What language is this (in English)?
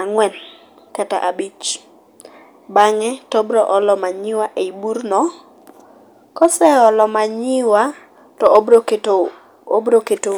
Luo (Kenya and Tanzania)